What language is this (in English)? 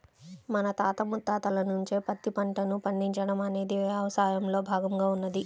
Telugu